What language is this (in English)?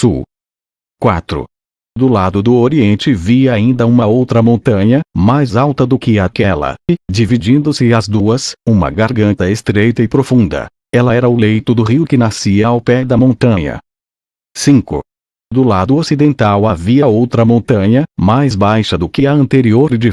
Portuguese